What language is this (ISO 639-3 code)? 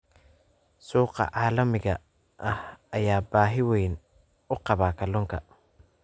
som